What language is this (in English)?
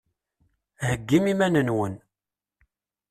Kabyle